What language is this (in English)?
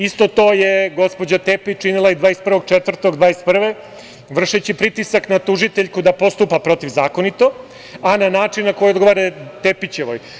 Serbian